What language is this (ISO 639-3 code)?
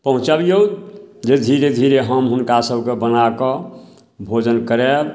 mai